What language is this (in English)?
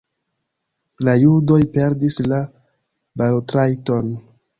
Esperanto